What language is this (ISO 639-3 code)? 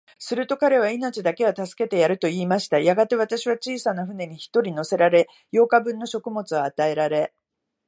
jpn